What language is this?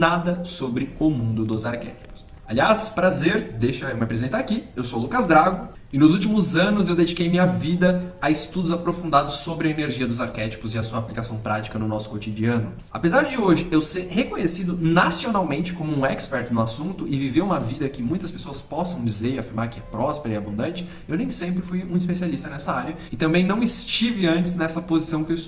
Portuguese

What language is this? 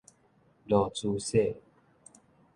Min Nan Chinese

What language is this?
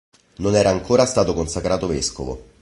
Italian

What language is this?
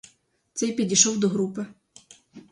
Ukrainian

